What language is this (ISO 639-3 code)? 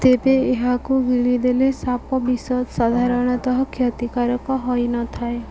ori